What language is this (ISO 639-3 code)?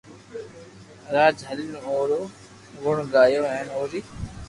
lrk